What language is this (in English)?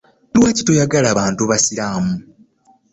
Ganda